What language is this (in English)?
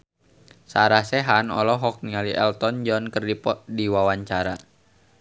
Sundanese